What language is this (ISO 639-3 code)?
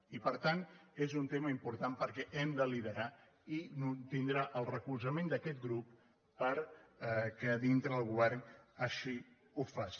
cat